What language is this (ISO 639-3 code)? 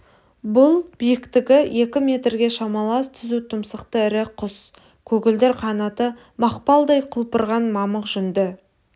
kaz